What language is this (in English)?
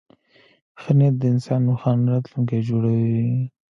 Pashto